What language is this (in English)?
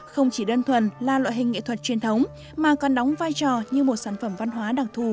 Vietnamese